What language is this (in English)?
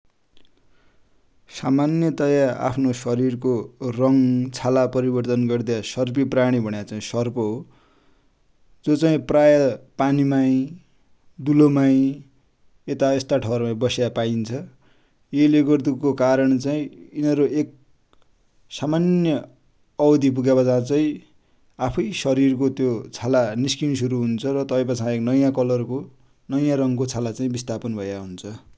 Dotyali